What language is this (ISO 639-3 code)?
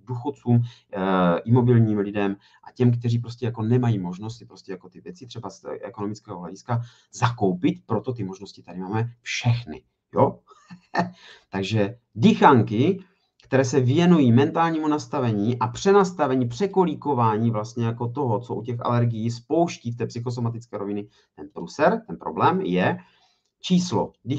ces